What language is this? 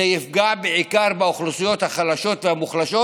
Hebrew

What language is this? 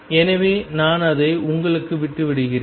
Tamil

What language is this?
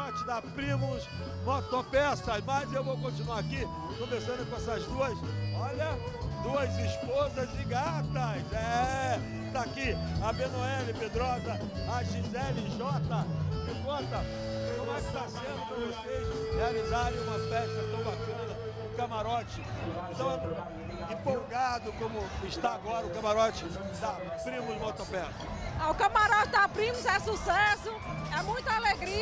Portuguese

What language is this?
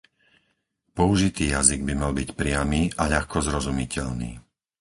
Slovak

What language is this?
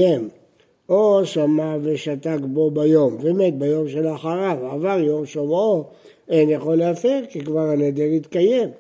Hebrew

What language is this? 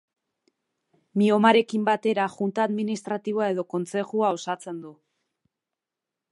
Basque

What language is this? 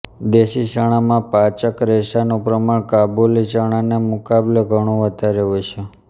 Gujarati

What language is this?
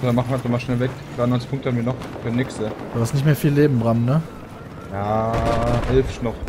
German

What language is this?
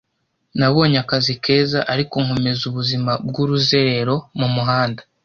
Kinyarwanda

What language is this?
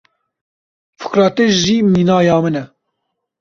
Kurdish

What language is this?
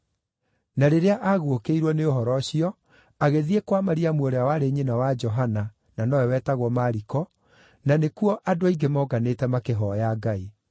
Kikuyu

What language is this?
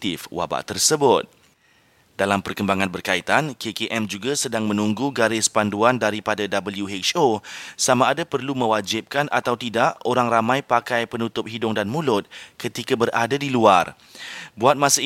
Malay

